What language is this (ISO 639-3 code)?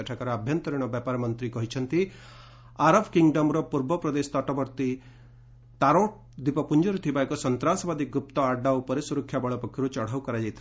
ori